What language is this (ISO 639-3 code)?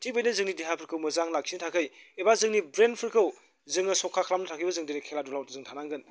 brx